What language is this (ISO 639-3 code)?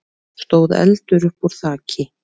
isl